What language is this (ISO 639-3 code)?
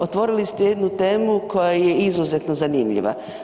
hrv